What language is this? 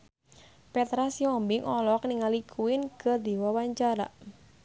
Sundanese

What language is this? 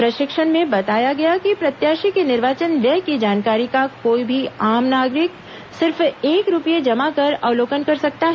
Hindi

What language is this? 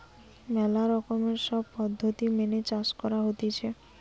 Bangla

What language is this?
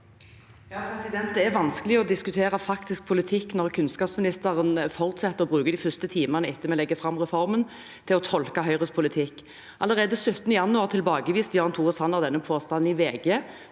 Norwegian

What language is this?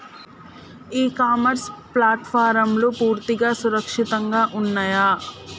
Telugu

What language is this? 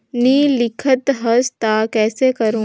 Chhattisgarhi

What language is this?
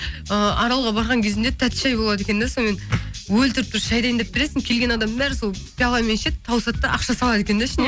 Kazakh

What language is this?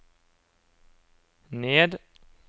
Norwegian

